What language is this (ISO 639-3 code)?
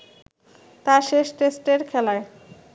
ben